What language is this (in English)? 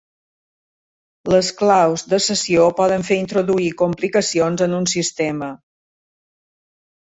Catalan